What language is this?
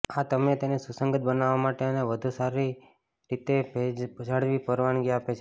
Gujarati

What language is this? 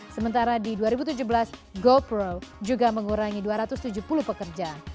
Indonesian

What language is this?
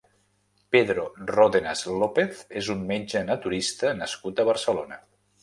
Catalan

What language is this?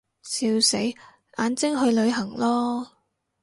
Cantonese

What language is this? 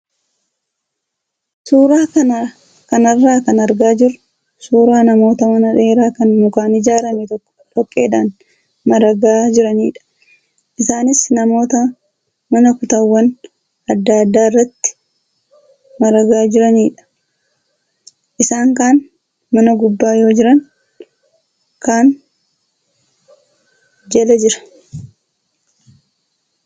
Oromo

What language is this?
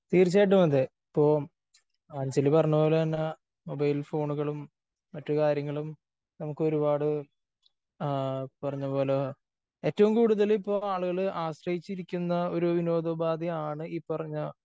Malayalam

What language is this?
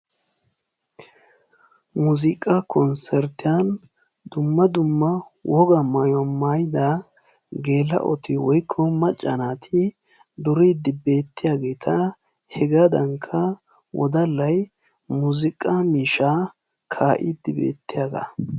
Wolaytta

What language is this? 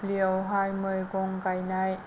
Bodo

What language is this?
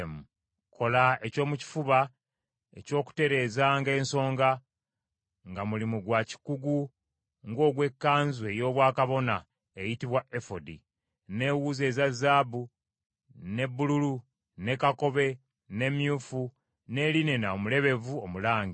Ganda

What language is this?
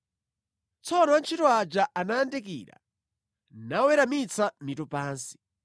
Nyanja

